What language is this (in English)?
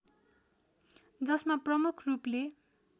Nepali